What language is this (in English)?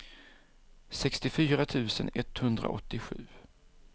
Swedish